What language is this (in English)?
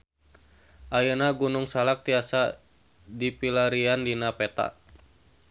Sundanese